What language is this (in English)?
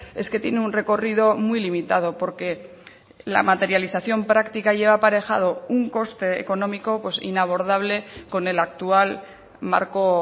Spanish